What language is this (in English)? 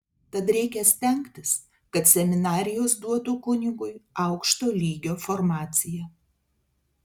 Lithuanian